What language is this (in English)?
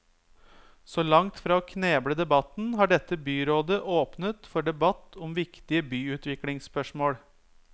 Norwegian